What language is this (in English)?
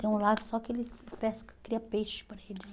Portuguese